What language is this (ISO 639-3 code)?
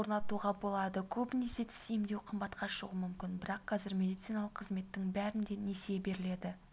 kaz